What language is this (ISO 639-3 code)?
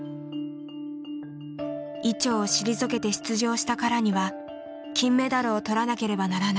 jpn